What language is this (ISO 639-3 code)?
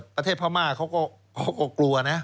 tha